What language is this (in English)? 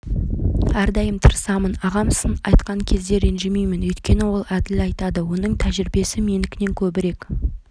Kazakh